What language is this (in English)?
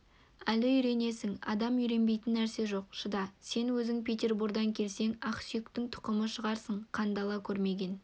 Kazakh